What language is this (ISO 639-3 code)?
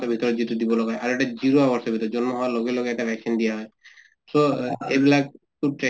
asm